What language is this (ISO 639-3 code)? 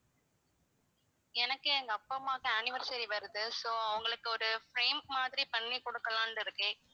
tam